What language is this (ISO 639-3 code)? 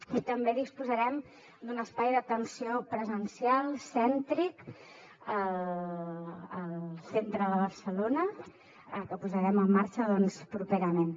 cat